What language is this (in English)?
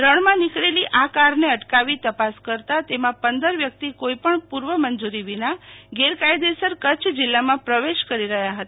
Gujarati